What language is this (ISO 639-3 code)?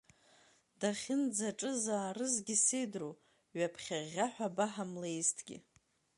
abk